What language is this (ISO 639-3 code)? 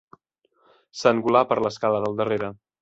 cat